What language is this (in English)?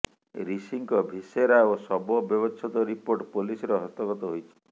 Odia